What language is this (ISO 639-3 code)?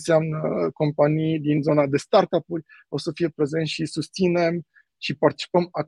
ron